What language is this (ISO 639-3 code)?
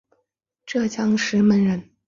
zho